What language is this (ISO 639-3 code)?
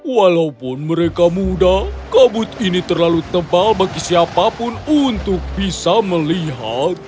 ind